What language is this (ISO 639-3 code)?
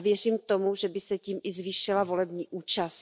ces